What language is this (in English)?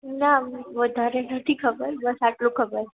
Gujarati